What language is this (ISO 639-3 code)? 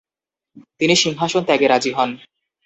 ben